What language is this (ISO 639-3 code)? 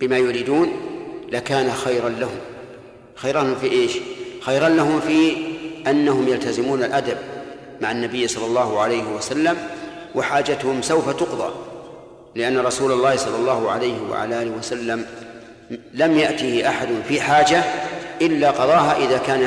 ara